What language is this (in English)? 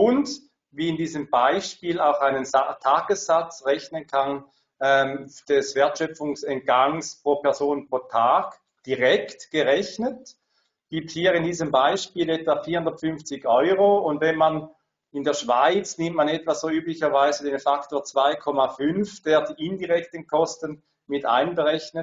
German